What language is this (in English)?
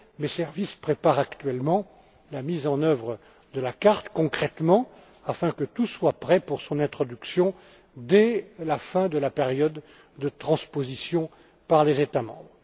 French